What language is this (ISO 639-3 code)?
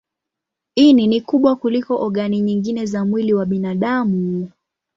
swa